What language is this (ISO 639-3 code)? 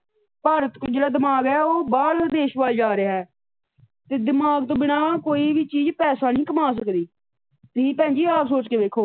pan